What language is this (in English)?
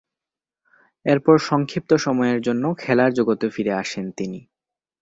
Bangla